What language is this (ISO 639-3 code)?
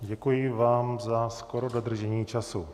ces